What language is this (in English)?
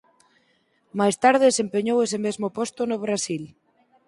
Galician